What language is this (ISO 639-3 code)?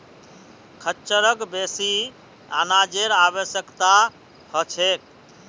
mag